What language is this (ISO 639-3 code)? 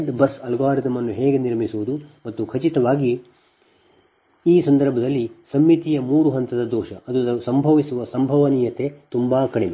kan